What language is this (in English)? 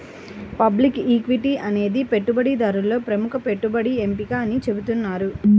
Telugu